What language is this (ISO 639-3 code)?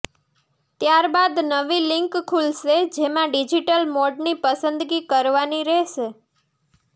guj